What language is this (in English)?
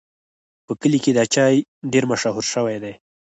Pashto